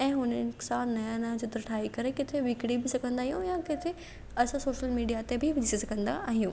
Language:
Sindhi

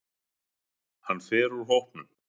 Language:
Icelandic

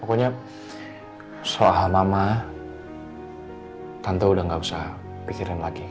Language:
Indonesian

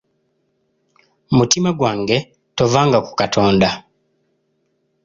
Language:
Ganda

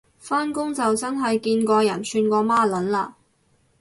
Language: Cantonese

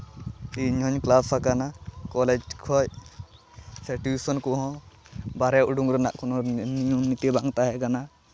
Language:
Santali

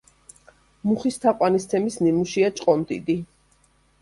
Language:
Georgian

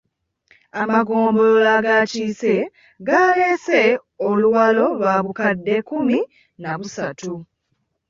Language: Ganda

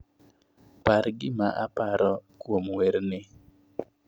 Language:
Luo (Kenya and Tanzania)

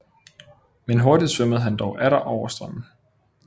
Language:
Danish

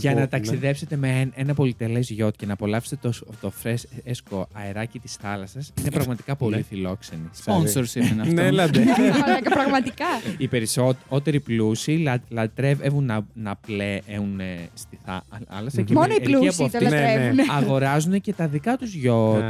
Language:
Greek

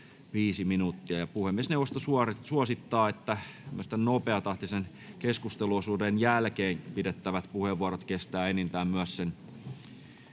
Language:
Finnish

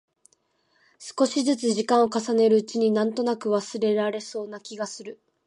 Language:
Japanese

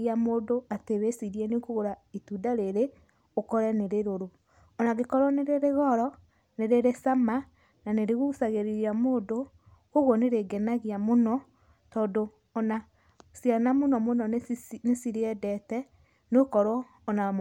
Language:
Kikuyu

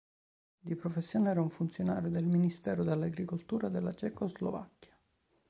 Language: Italian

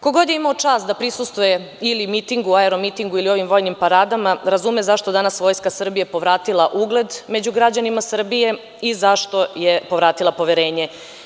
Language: Serbian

